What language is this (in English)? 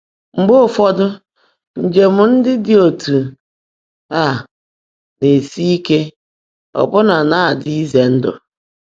Igbo